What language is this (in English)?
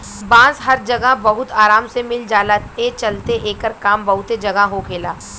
Bhojpuri